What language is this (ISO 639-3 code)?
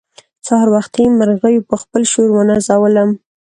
pus